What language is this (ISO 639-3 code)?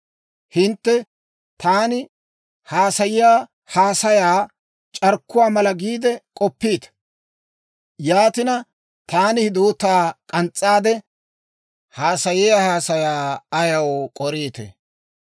dwr